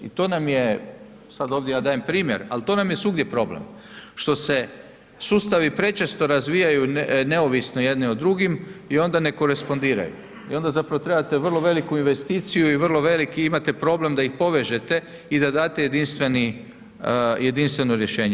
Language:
Croatian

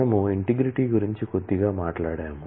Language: Telugu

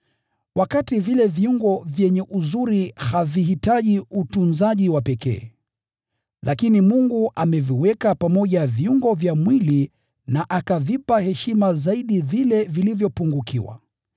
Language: Swahili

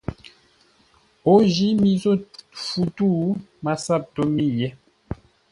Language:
Ngombale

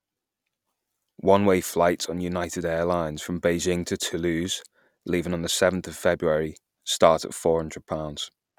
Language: English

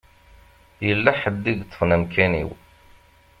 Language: Kabyle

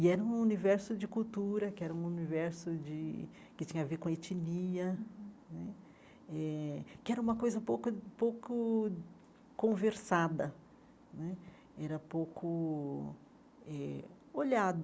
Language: Portuguese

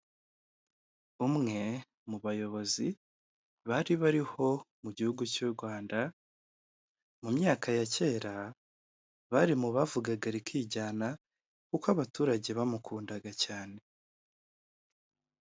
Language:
Kinyarwanda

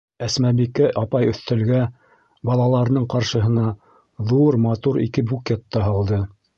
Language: Bashkir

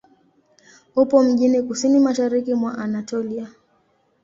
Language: Swahili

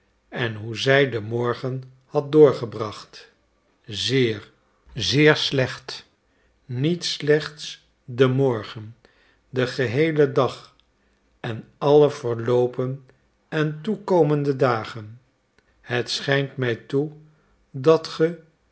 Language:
Dutch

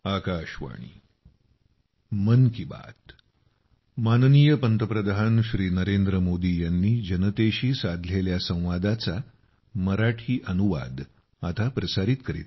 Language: Marathi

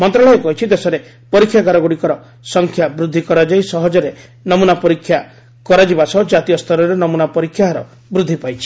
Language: Odia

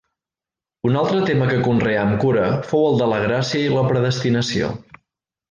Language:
Catalan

